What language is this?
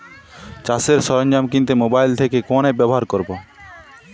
Bangla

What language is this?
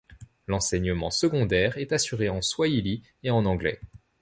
French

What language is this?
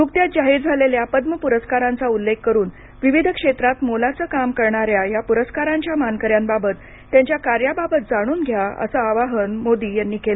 Marathi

